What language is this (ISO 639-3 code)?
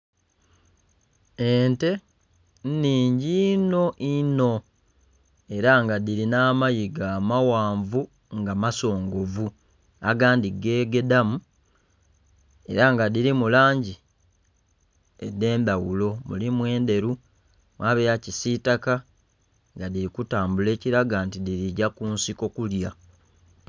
xog